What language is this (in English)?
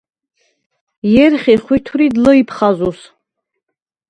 Svan